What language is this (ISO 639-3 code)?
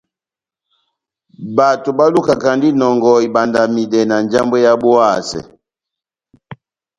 bnm